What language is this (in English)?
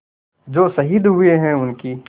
Hindi